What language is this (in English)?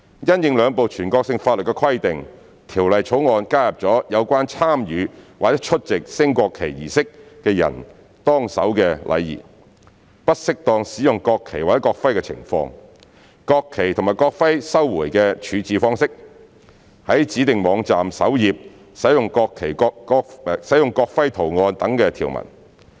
Cantonese